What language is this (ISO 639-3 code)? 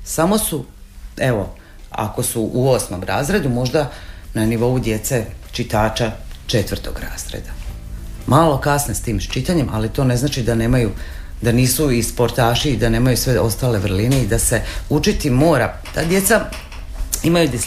hrv